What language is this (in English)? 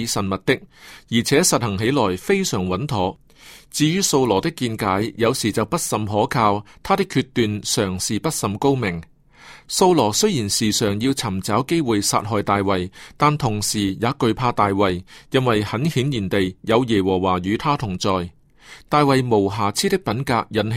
Chinese